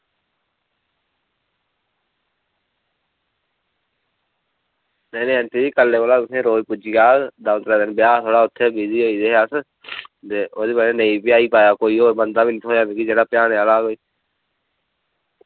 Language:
Dogri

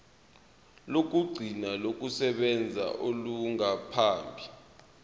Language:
Zulu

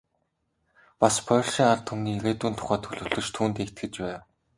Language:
Mongolian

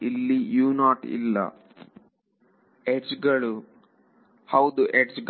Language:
Kannada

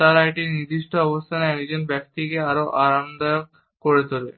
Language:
Bangla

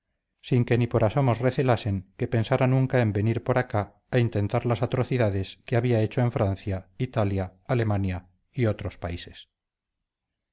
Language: Spanish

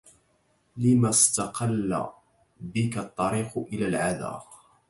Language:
Arabic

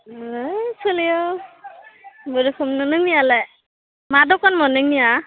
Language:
Bodo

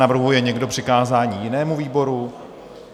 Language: Czech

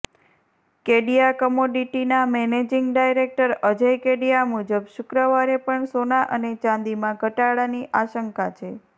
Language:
Gujarati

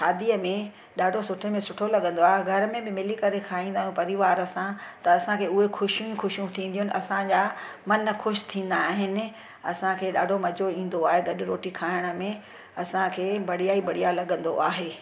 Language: Sindhi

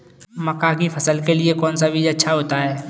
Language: Hindi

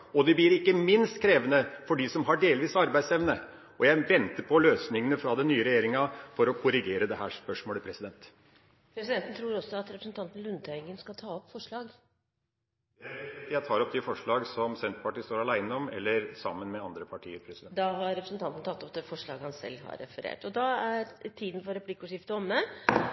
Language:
Norwegian Bokmål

